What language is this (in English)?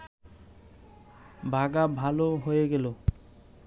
Bangla